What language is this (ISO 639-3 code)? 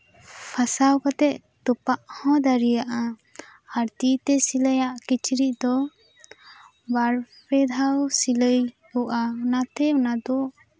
sat